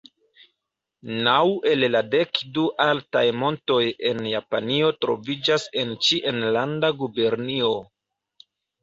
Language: Esperanto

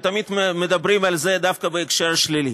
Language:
Hebrew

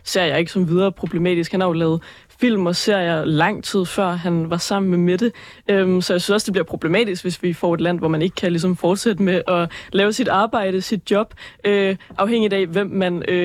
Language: Danish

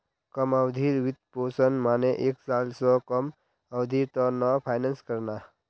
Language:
Magahi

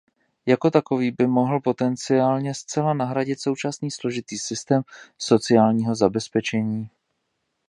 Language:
Czech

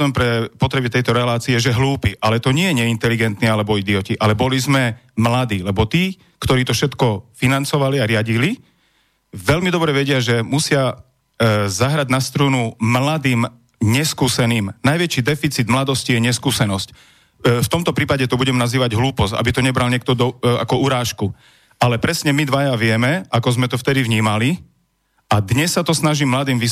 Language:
Slovak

